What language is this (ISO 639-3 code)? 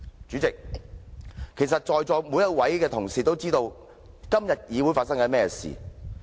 yue